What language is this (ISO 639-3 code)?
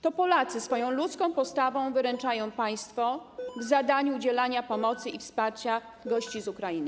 pol